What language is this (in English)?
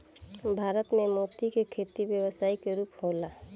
Bhojpuri